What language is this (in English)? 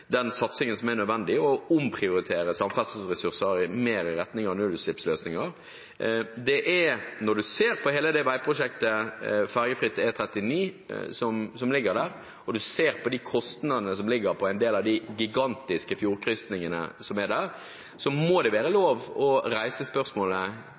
Norwegian Bokmål